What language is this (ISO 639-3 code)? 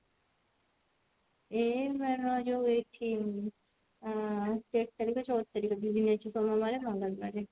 ori